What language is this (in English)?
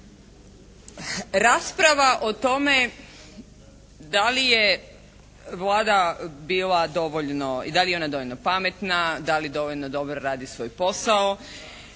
Croatian